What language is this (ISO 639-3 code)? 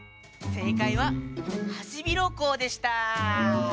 jpn